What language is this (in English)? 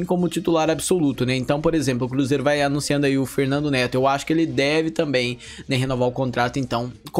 Portuguese